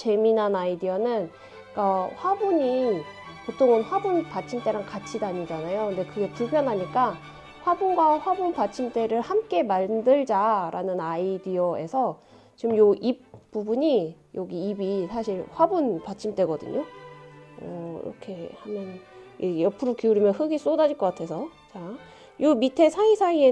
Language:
Korean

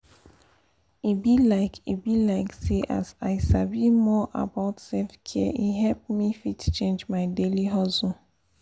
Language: Nigerian Pidgin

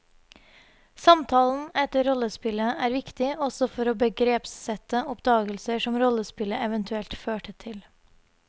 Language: Norwegian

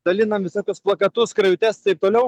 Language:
Lithuanian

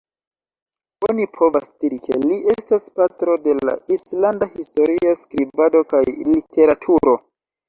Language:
Esperanto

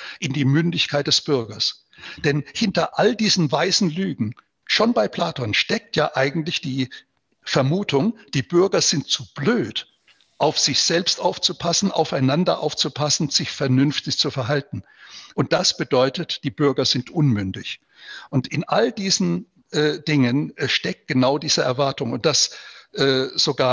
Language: German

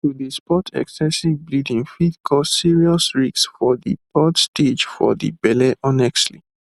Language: Nigerian Pidgin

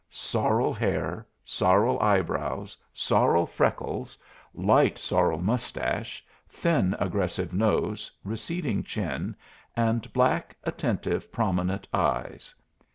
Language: English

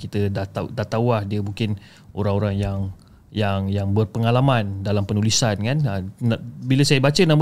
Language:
Malay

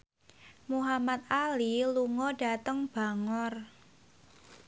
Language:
Javanese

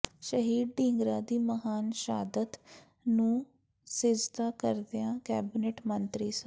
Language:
Punjabi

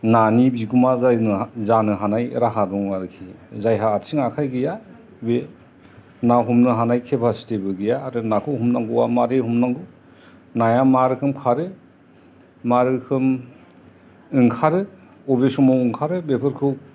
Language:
Bodo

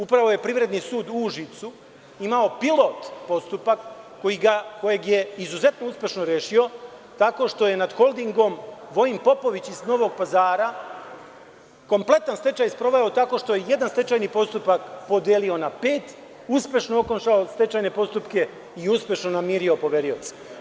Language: Serbian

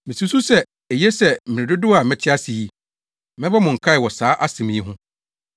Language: Akan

